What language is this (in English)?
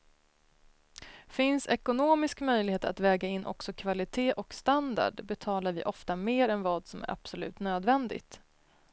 Swedish